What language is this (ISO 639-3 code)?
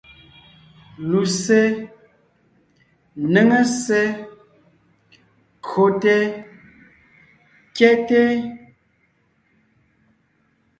nnh